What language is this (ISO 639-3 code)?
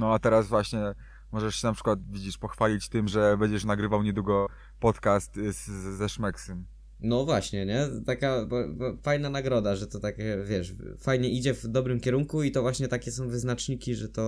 pol